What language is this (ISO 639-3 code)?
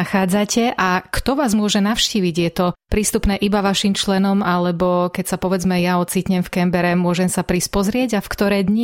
slk